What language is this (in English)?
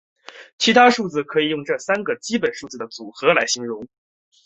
Chinese